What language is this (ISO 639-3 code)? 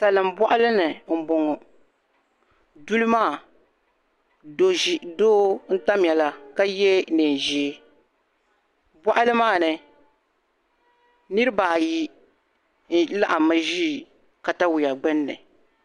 dag